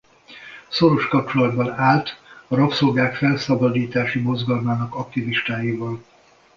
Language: Hungarian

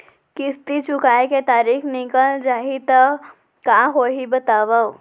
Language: Chhattisgarhi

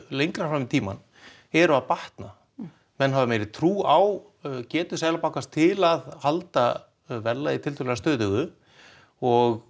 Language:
Icelandic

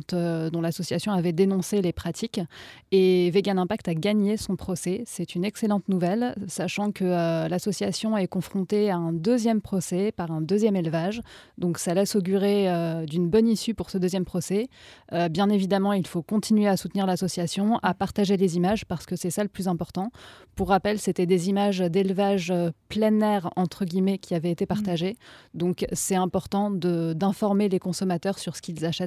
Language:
French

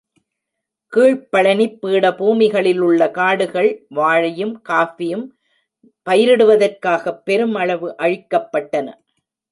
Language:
Tamil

